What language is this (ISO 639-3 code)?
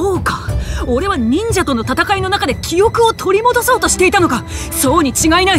jpn